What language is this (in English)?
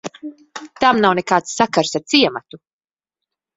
Latvian